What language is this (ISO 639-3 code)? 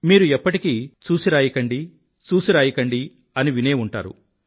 tel